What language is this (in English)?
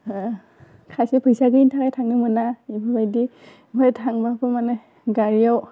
Bodo